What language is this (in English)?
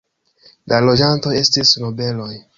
Esperanto